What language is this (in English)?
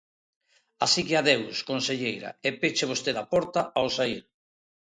Galician